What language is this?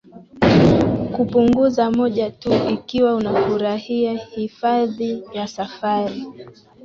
Swahili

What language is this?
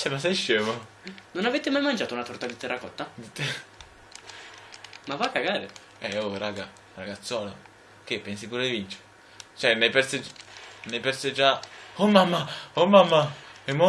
Italian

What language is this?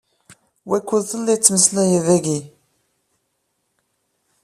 Kabyle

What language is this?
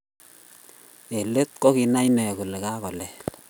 Kalenjin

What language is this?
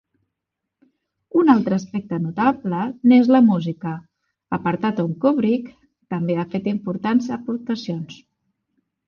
Catalan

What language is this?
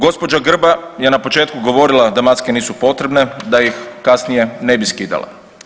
Croatian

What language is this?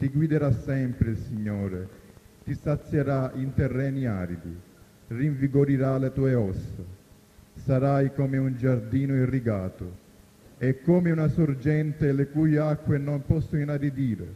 Italian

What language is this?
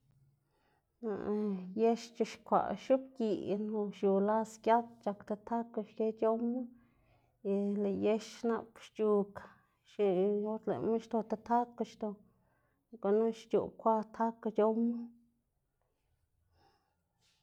Xanaguía Zapotec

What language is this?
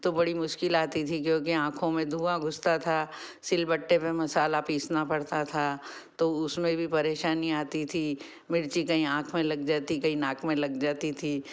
Hindi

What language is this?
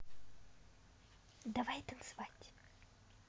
Russian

